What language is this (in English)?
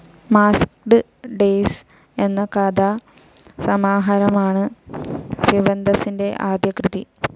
Malayalam